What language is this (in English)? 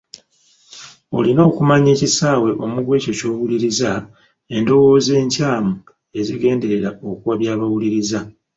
Ganda